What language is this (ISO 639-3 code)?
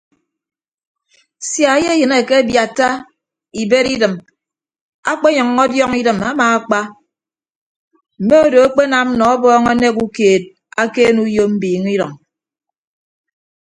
ibb